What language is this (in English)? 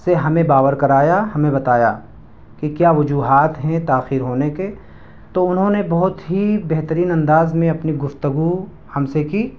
Urdu